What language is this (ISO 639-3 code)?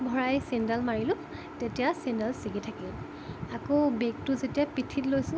asm